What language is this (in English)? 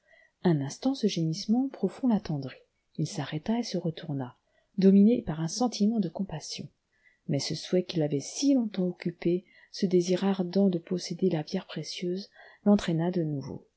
French